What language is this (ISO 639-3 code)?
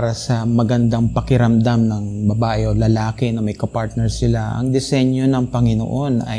fil